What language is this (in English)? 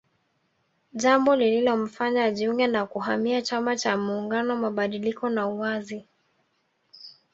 Swahili